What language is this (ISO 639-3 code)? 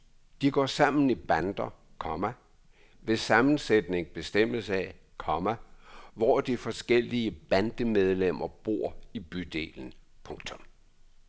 dan